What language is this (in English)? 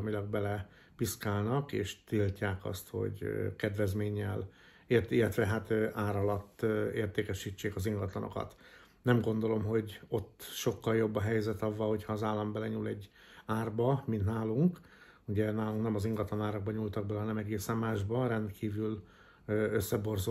Hungarian